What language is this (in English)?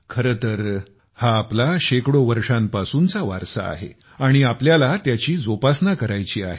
Marathi